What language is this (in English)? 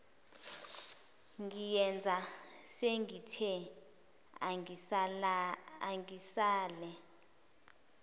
Zulu